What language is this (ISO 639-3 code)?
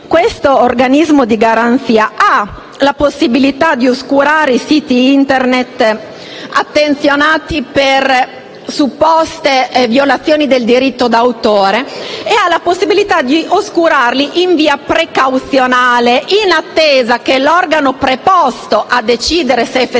ita